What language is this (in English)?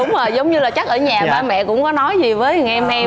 Vietnamese